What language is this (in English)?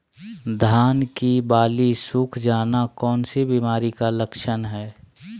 Magahi